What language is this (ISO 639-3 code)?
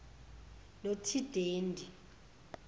zul